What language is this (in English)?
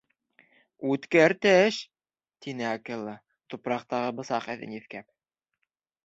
Bashkir